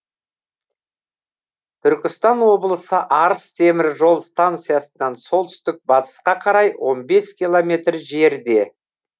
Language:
Kazakh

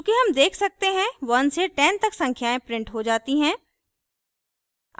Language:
Hindi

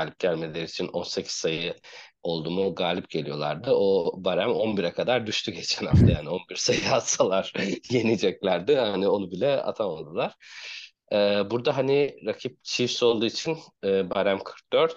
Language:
Turkish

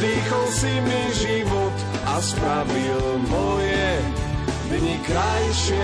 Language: Slovak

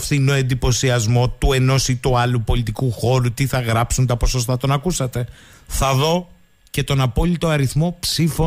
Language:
Greek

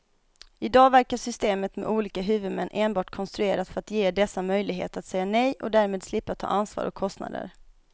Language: Swedish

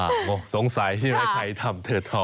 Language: Thai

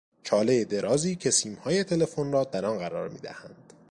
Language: Persian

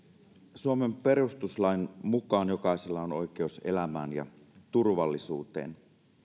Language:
Finnish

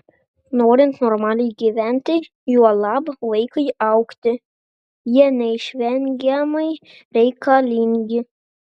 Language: Lithuanian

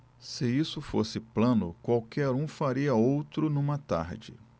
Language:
Portuguese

